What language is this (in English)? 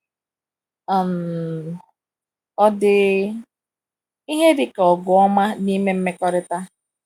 Igbo